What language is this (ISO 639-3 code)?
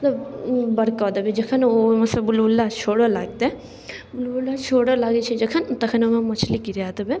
mai